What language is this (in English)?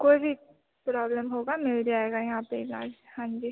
Hindi